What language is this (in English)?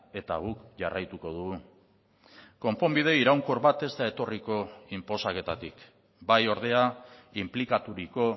Basque